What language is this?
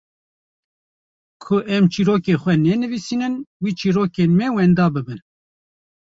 Kurdish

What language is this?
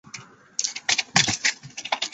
Chinese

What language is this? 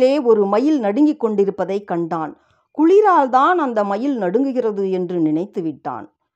Tamil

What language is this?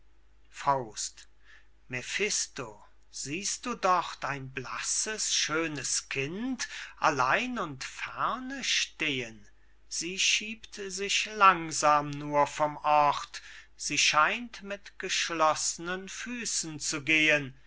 German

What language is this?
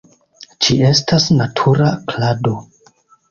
Esperanto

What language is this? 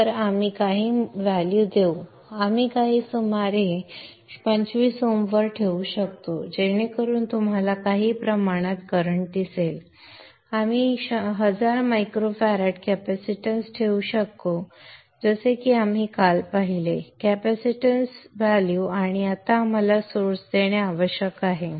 Marathi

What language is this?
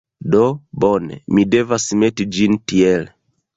Esperanto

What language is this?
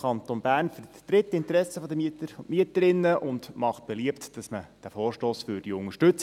Swiss German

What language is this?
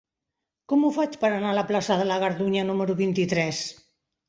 Catalan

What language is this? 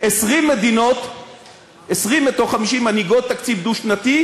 Hebrew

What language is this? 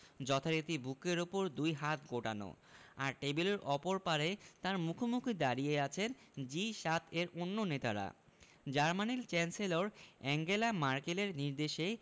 Bangla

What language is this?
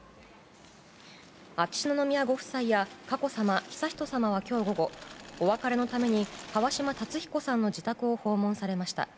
Japanese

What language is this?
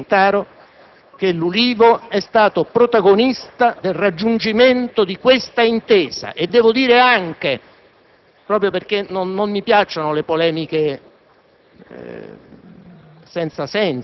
Italian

